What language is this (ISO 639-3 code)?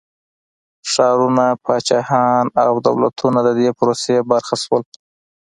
pus